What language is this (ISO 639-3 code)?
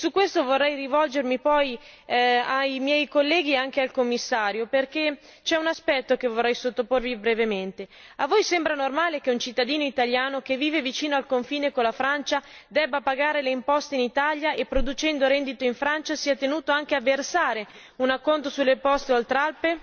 ita